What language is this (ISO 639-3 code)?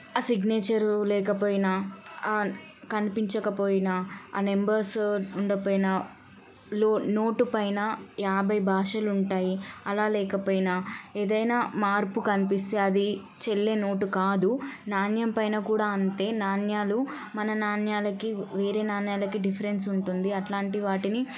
tel